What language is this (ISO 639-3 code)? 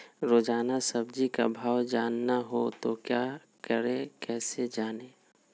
mag